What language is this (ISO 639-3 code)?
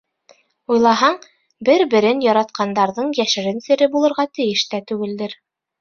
bak